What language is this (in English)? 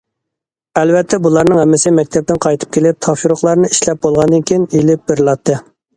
Uyghur